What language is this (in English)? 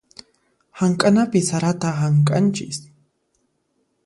Puno Quechua